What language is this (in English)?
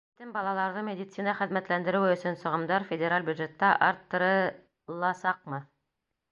Bashkir